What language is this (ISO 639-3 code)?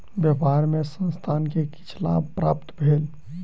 mai